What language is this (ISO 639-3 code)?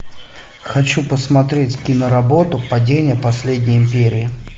rus